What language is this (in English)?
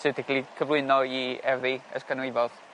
Welsh